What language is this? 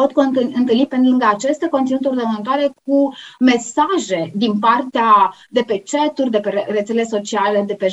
Romanian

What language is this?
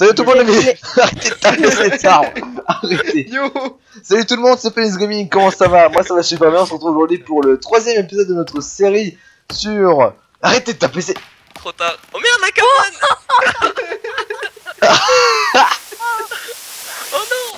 French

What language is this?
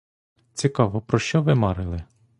Ukrainian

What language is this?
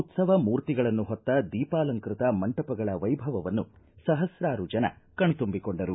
Kannada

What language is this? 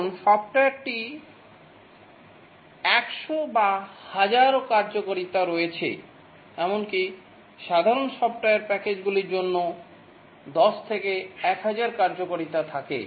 Bangla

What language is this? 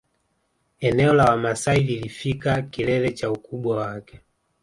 Swahili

